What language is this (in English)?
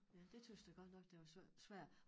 Danish